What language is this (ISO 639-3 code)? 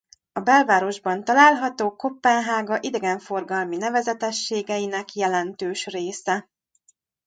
hun